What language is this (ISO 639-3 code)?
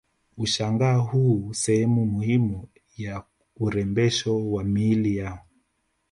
swa